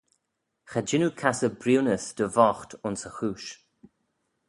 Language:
Manx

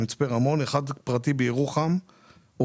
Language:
Hebrew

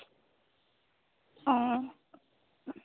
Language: Assamese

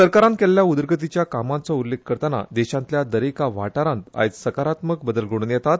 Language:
Konkani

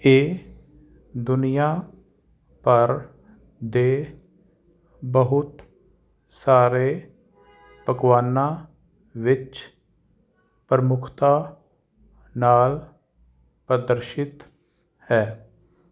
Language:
Punjabi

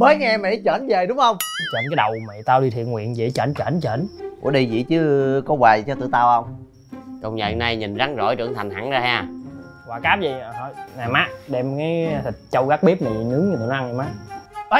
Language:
Vietnamese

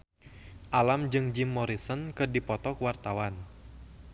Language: Sundanese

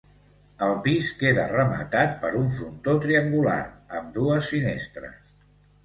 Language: Catalan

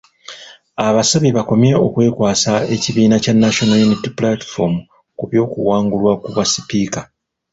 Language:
Ganda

